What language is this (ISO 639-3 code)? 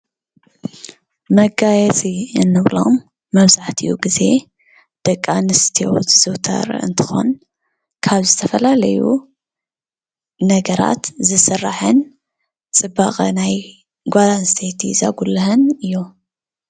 tir